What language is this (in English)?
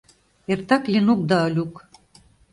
Mari